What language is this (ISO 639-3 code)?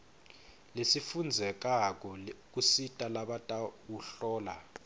ssw